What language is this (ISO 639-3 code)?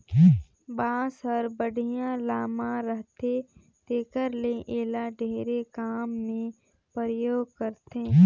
hne